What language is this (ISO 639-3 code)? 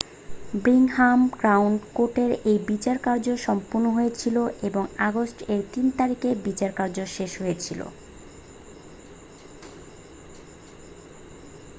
ben